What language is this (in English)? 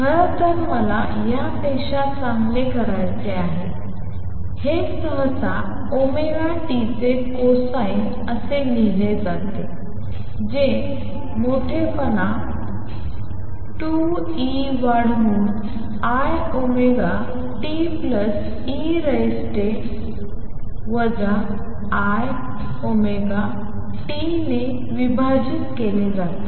Marathi